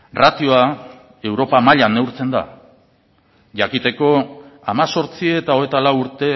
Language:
Basque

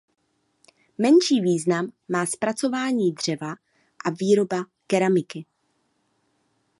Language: Czech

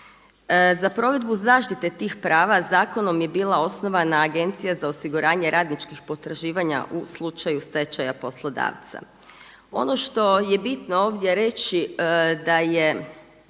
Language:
Croatian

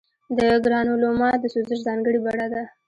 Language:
Pashto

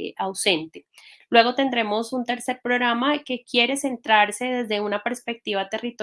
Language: Spanish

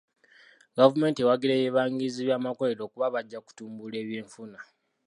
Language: Ganda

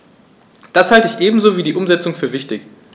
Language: German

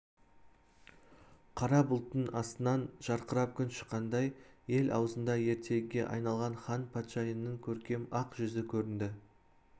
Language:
Kazakh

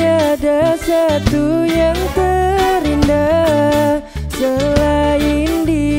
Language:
Indonesian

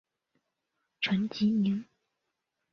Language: Chinese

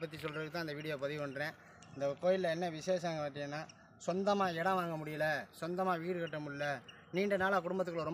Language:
Thai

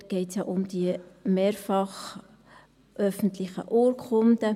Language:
Swiss German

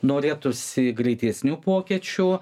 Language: Lithuanian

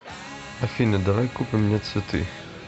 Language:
Russian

